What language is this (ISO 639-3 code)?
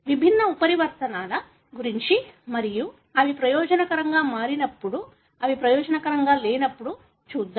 tel